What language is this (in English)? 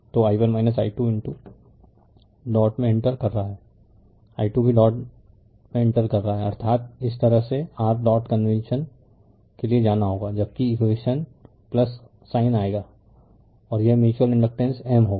Hindi